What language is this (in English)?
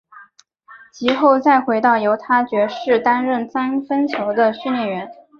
Chinese